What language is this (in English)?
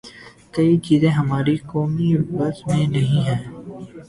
Urdu